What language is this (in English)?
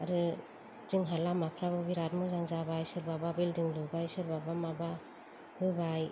Bodo